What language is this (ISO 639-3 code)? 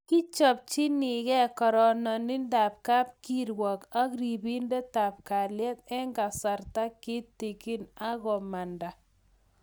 kln